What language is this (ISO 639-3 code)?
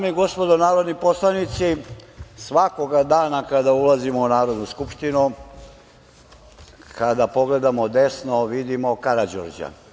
srp